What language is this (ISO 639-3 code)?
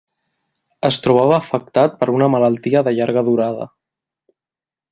cat